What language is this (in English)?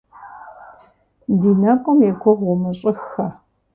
Kabardian